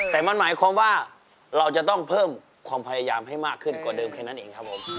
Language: Thai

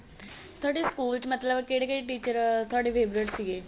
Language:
Punjabi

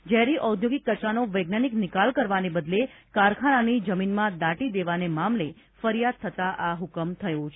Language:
Gujarati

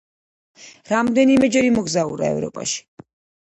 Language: Georgian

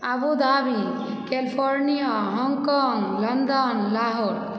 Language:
Maithili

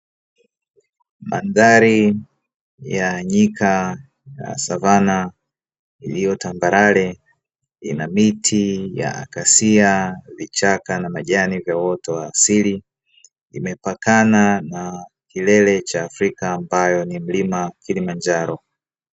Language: Swahili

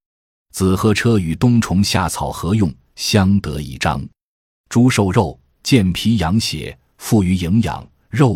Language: Chinese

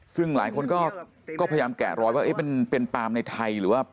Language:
Thai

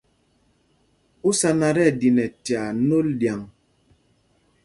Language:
Mpumpong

